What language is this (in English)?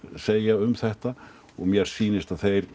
Icelandic